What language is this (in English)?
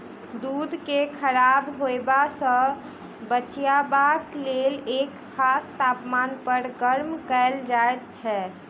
Maithili